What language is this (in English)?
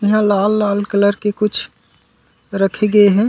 Chhattisgarhi